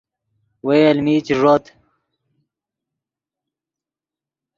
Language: Yidgha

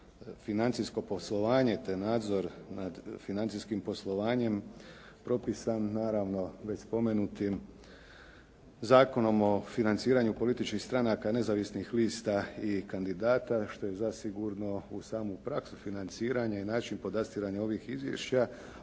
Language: Croatian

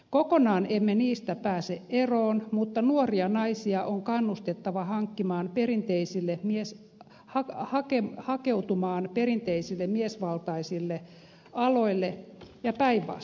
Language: Finnish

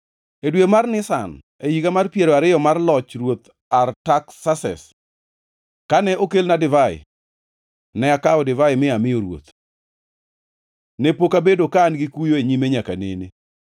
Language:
Luo (Kenya and Tanzania)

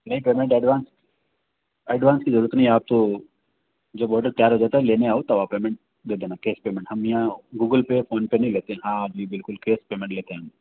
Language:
Hindi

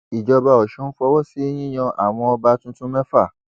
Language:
Yoruba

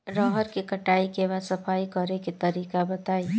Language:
Bhojpuri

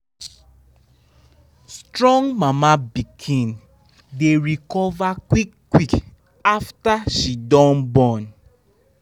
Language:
Nigerian Pidgin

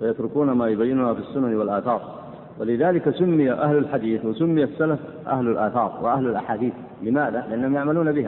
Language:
Arabic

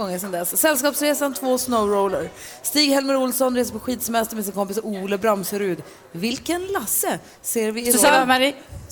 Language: Swedish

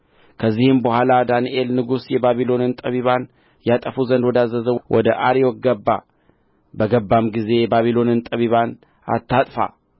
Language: Amharic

